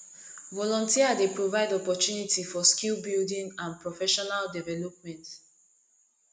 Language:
Nigerian Pidgin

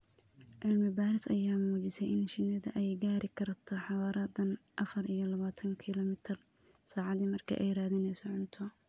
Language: Somali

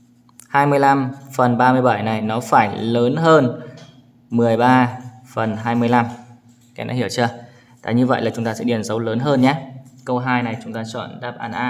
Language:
Vietnamese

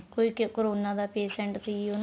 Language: Punjabi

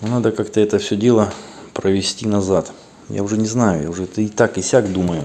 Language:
Russian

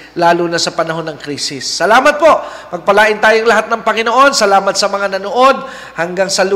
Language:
Filipino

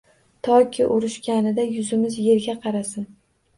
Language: Uzbek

